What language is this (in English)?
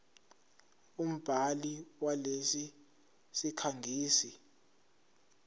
Zulu